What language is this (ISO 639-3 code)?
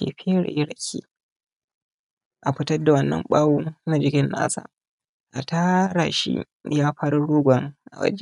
hau